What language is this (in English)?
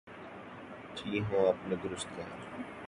Urdu